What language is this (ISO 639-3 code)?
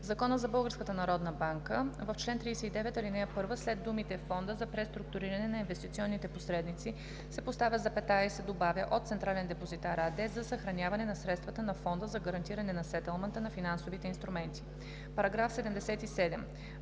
bul